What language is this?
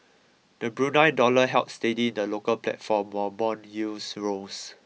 English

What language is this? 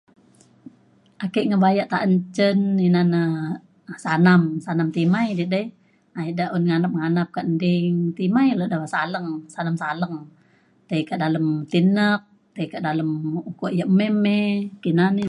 Mainstream Kenyah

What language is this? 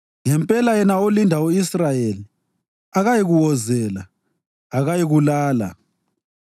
North Ndebele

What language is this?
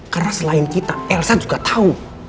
Indonesian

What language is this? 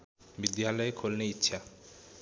Nepali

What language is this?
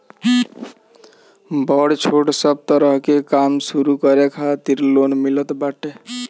Bhojpuri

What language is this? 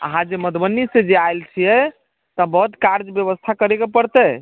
Maithili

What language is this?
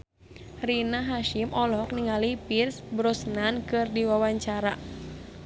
Sundanese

